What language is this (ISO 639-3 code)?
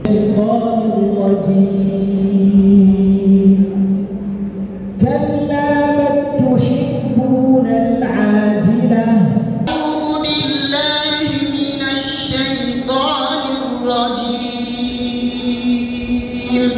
ara